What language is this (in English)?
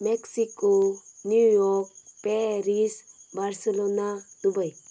Konkani